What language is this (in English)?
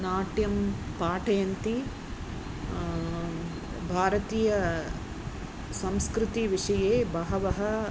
Sanskrit